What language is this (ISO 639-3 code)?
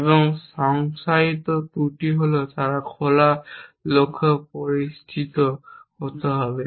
ben